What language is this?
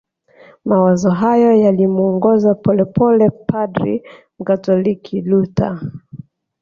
Swahili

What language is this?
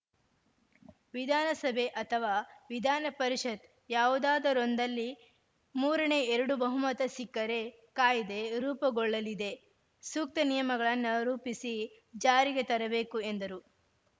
Kannada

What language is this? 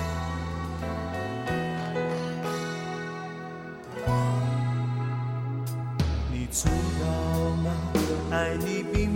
Chinese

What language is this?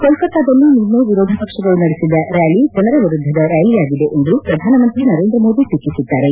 Kannada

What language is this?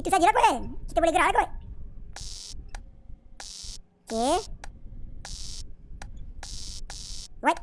Malay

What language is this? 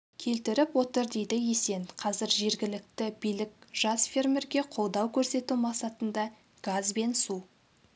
Kazakh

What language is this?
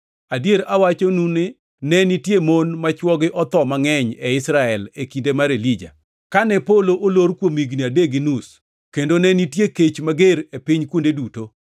Luo (Kenya and Tanzania)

